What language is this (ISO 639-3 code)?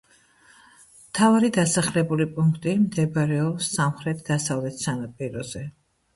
kat